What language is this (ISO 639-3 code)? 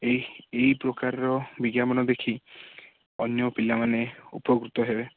ori